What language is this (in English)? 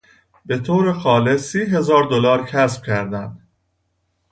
Persian